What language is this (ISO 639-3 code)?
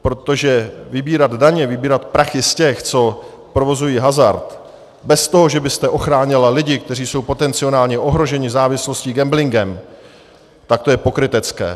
ces